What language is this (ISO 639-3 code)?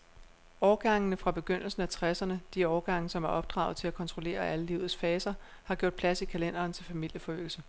dan